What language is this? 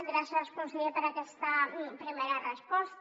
Catalan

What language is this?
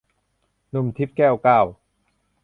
Thai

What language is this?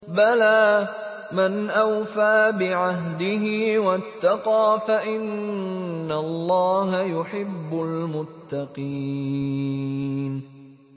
Arabic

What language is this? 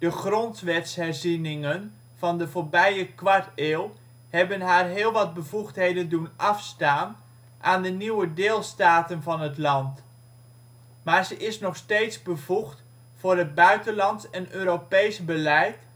Dutch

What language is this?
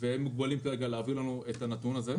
Hebrew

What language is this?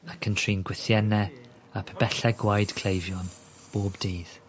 Welsh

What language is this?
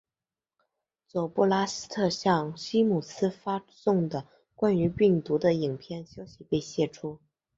Chinese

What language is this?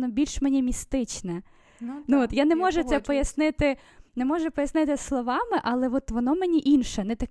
Ukrainian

